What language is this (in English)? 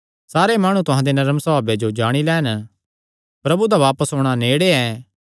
Kangri